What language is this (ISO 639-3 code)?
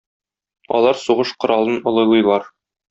tat